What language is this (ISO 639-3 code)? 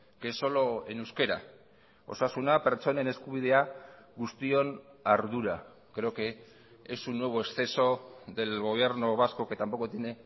spa